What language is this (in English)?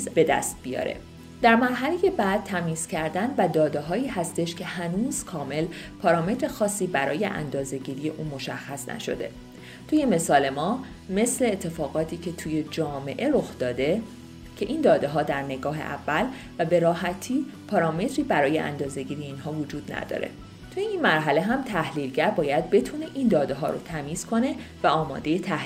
Persian